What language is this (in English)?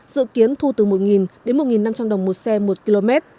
Vietnamese